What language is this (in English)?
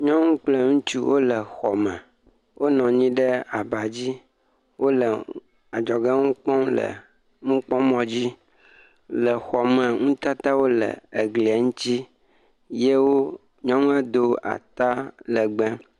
Ewe